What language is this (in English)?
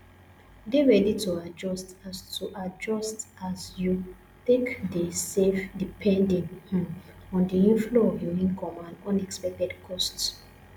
Nigerian Pidgin